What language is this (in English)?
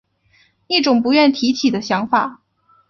Chinese